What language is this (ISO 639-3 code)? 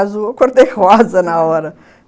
por